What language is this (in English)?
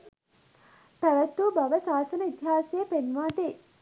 Sinhala